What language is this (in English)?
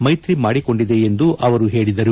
Kannada